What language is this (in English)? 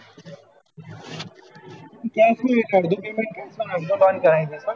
Gujarati